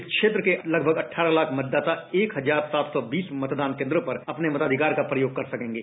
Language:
Hindi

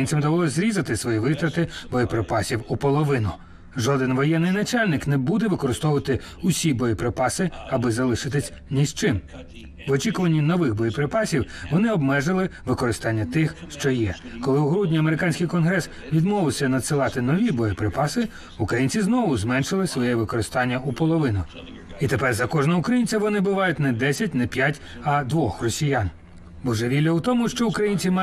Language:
Ukrainian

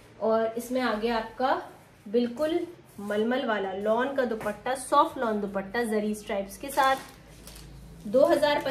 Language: Hindi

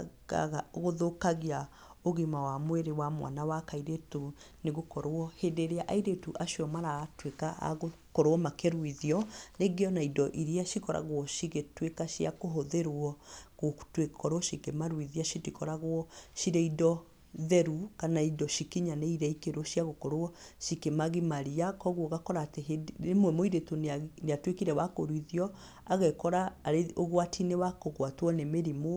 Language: Kikuyu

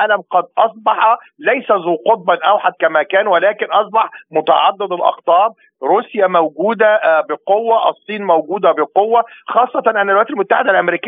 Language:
Arabic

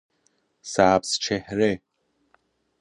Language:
Persian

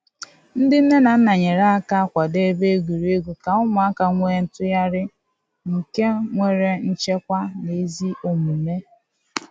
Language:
Igbo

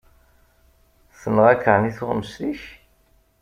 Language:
Kabyle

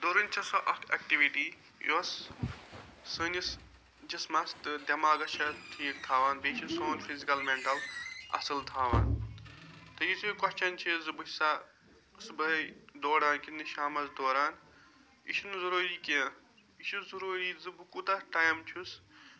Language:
Kashmiri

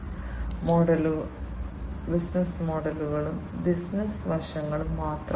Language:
Malayalam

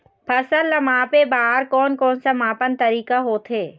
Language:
Chhattisgarhi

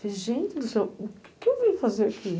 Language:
Portuguese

